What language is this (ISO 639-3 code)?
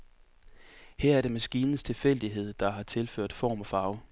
dan